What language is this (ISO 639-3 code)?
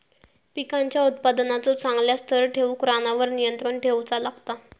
mar